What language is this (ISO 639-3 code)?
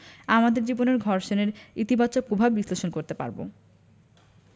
ben